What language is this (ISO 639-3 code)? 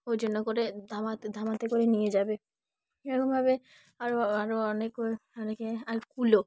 ben